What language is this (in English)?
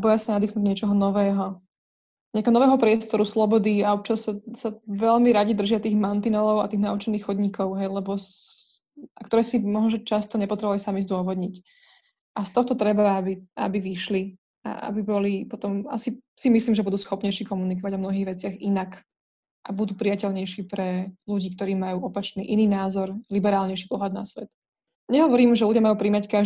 Slovak